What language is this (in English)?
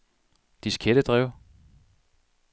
Danish